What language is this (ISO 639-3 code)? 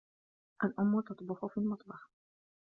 ara